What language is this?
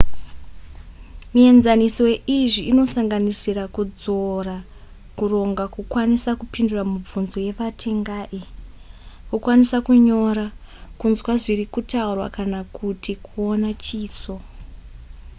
Shona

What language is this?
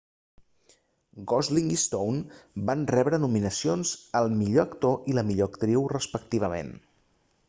Catalan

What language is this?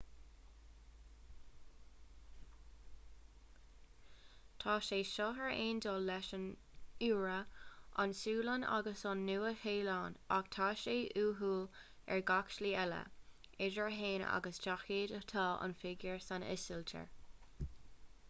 Irish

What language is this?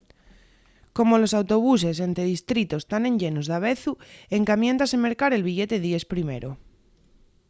Asturian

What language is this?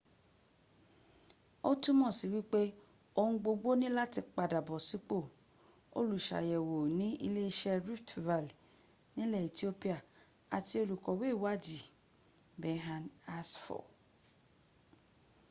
Yoruba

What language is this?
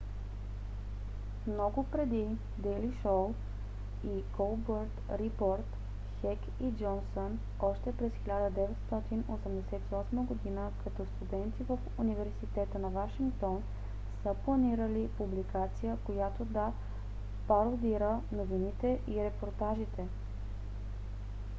Bulgarian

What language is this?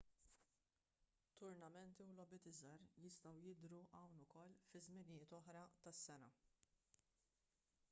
Maltese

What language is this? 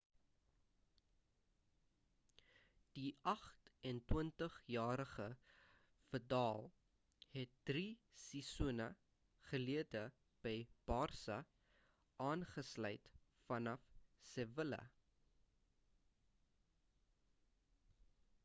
Afrikaans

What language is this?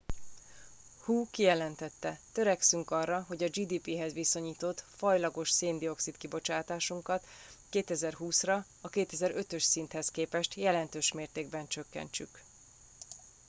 Hungarian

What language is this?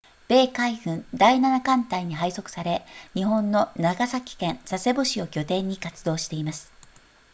Japanese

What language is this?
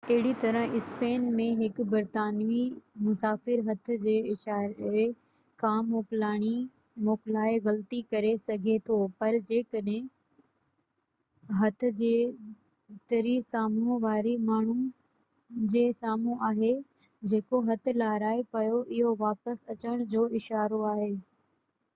Sindhi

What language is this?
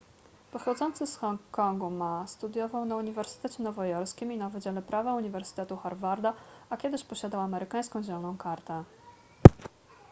Polish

